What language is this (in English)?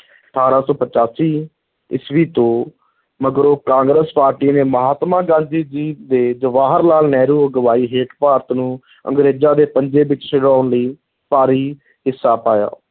Punjabi